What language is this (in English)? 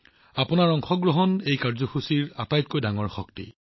Assamese